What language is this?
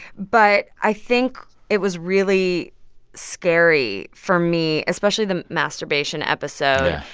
English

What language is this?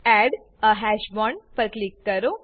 Gujarati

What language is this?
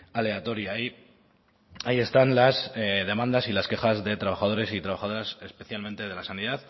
Spanish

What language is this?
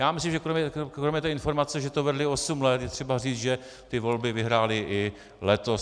Czech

